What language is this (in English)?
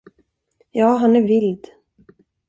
Swedish